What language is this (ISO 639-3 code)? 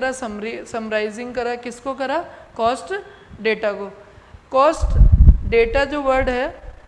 hin